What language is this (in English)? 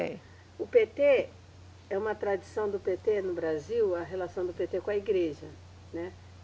Portuguese